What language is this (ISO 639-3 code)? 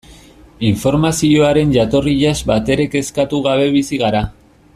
eus